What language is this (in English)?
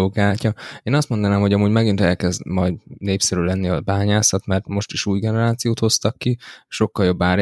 Hungarian